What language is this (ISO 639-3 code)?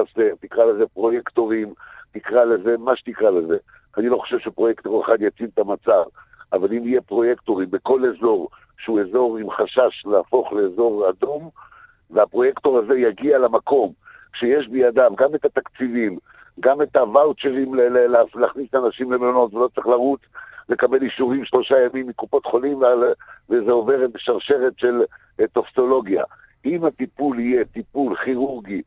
heb